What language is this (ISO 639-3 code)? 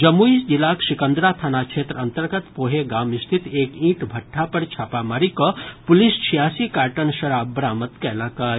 mai